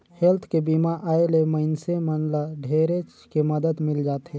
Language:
Chhattisgarhi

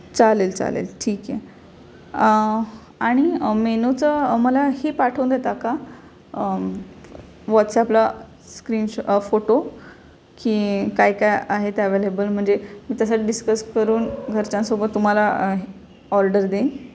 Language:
Marathi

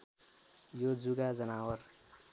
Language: Nepali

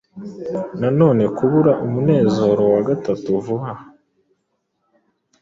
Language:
Kinyarwanda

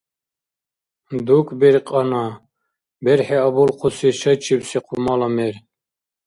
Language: Dargwa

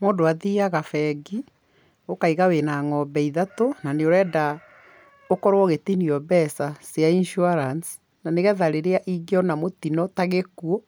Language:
Kikuyu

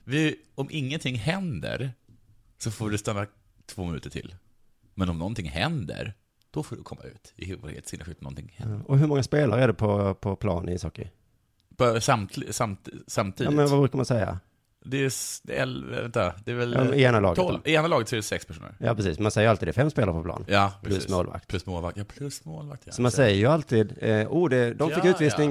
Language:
Swedish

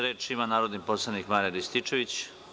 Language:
Serbian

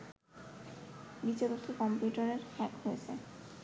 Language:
Bangla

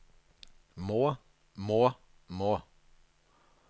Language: Norwegian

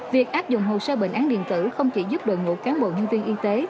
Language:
Vietnamese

